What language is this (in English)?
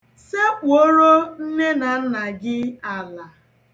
Igbo